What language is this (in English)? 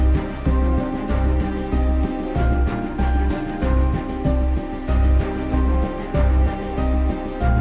Indonesian